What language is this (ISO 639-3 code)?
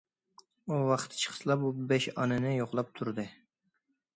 uig